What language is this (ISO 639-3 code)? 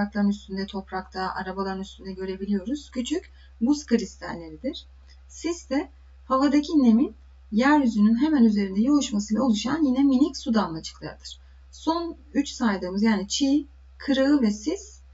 tur